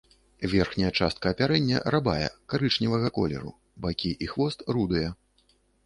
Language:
Belarusian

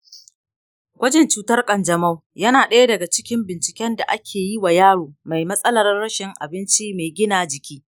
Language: Hausa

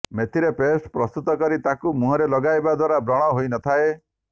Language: Odia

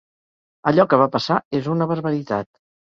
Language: Catalan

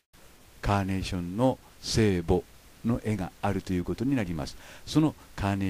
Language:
Japanese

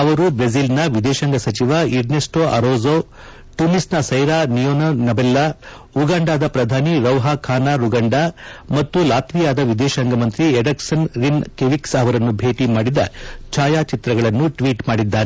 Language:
Kannada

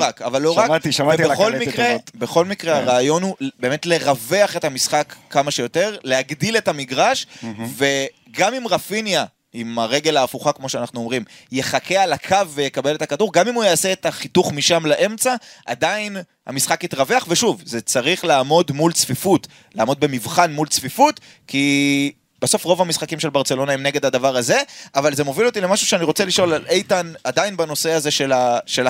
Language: Hebrew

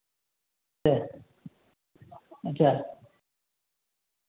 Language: Maithili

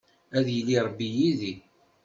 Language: Kabyle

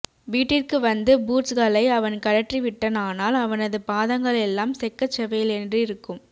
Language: Tamil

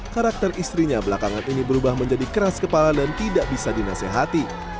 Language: Indonesian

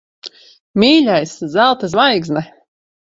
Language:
Latvian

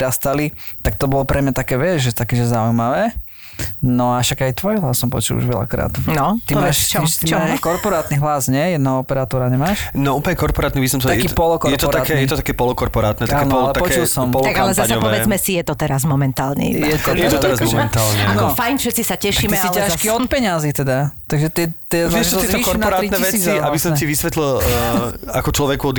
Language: Slovak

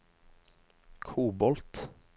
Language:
Norwegian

